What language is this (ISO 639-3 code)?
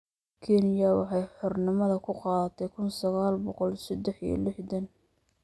som